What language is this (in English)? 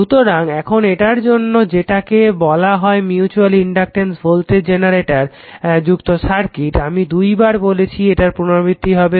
Bangla